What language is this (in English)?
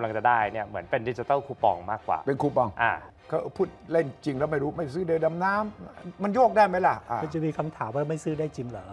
Thai